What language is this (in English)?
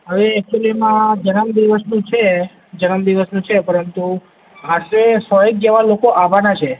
Gujarati